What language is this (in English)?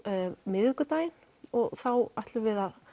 Icelandic